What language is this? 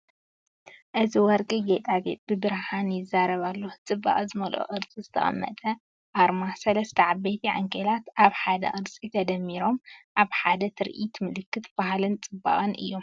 Tigrinya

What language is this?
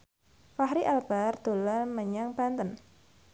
Javanese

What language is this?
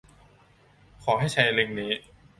Thai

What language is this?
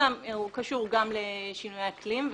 Hebrew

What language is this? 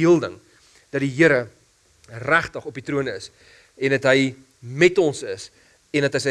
Dutch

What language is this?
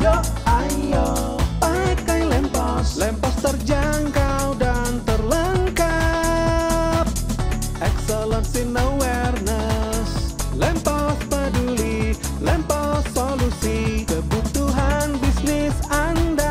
Indonesian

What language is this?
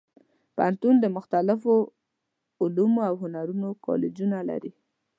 Pashto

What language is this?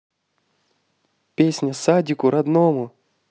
Russian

